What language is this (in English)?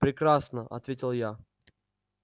Russian